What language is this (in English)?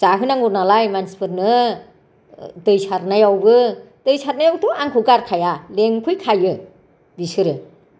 Bodo